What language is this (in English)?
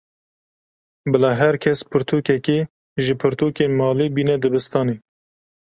Kurdish